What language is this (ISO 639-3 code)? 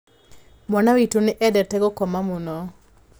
kik